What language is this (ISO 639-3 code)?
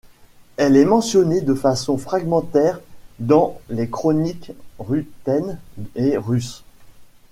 fra